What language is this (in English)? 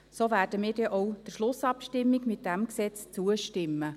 Swiss German